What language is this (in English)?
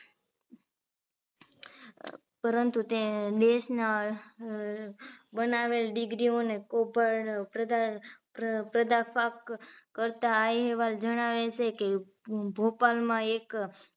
Gujarati